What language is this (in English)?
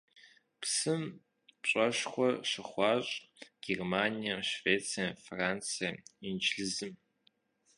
Kabardian